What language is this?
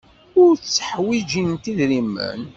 Kabyle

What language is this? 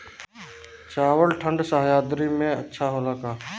Bhojpuri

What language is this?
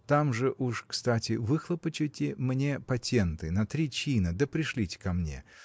Russian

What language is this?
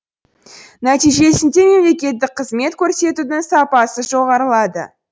Kazakh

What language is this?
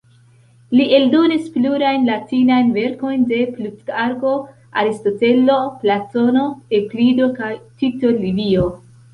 Esperanto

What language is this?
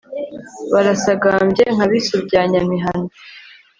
Kinyarwanda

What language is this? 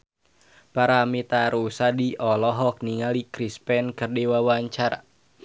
Sundanese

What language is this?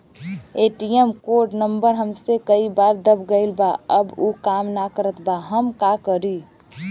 Bhojpuri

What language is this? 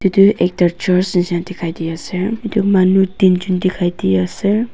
Naga Pidgin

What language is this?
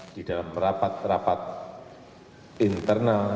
Indonesian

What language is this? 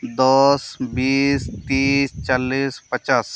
Santali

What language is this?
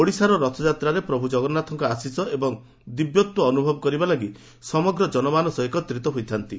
Odia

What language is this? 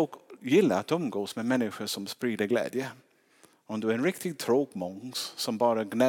Swedish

